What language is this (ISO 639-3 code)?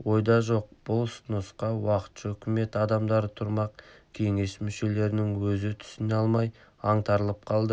kaz